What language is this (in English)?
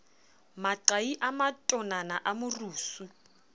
Southern Sotho